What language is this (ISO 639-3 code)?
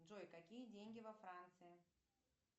rus